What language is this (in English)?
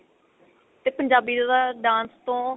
Punjabi